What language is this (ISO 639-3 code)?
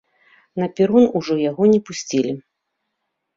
bel